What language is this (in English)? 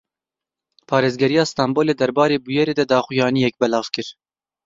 Kurdish